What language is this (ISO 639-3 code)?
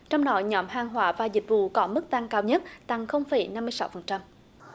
vie